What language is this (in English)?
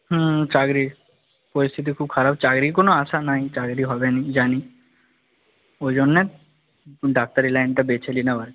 Bangla